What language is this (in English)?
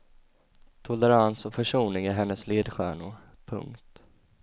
Swedish